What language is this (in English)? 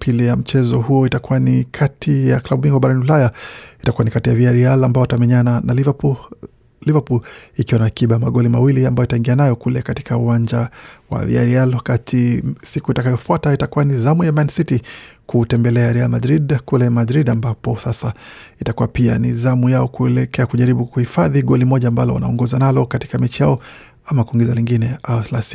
Swahili